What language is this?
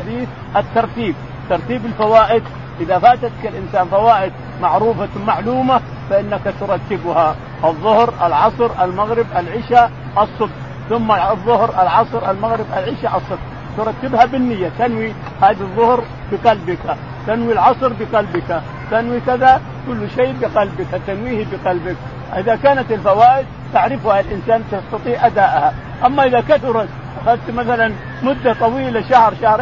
Arabic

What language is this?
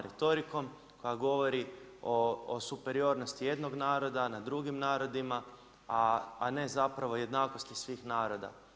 Croatian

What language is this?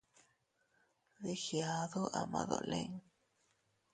Teutila Cuicatec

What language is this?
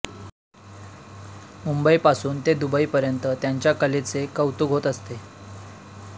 Marathi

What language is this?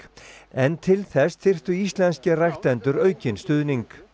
Icelandic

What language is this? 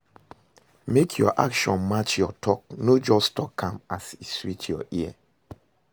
Nigerian Pidgin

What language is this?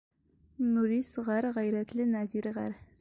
Bashkir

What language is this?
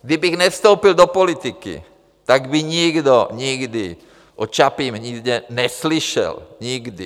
Czech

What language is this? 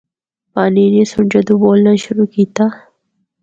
Northern Hindko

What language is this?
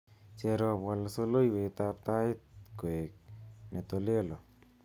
Kalenjin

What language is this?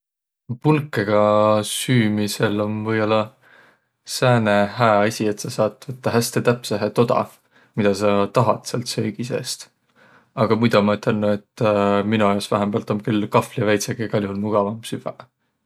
Võro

